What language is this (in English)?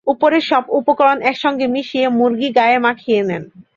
Bangla